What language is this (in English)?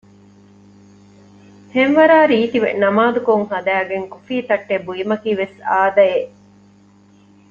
Divehi